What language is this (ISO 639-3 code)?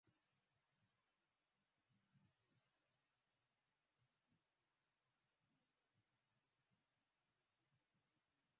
swa